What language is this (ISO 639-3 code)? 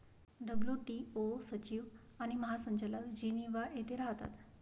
mar